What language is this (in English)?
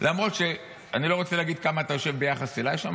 Hebrew